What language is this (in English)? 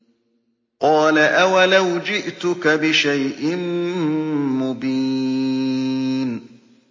Arabic